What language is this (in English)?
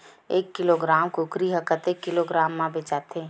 Chhattisgarhi